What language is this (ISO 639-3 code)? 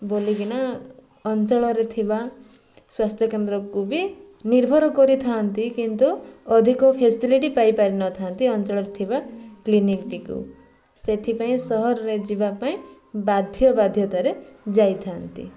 ori